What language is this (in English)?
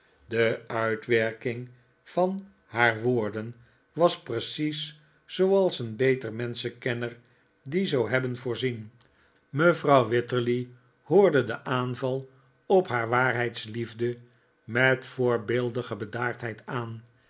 Dutch